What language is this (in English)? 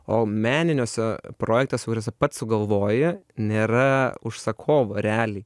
Lithuanian